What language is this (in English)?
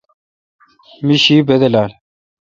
Kalkoti